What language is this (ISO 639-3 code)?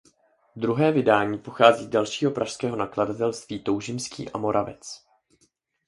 ces